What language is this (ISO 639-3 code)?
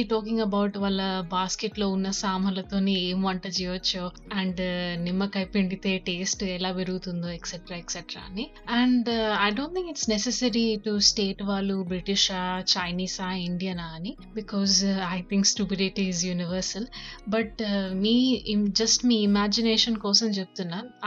tel